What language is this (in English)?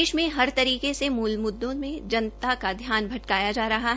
Hindi